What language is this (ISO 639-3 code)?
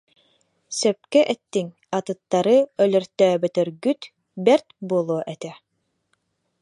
sah